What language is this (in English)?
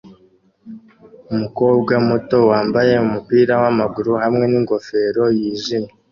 Kinyarwanda